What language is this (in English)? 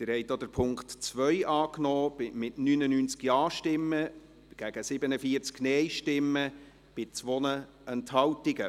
Swiss German